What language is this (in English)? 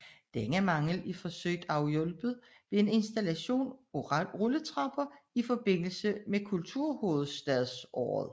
Danish